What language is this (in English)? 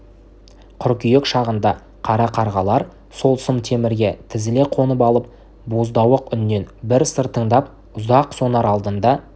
Kazakh